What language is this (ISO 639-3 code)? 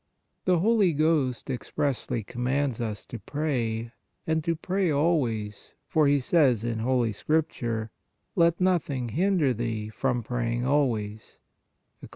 eng